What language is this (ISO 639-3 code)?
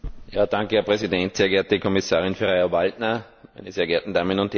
deu